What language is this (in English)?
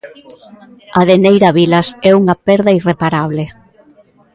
Galician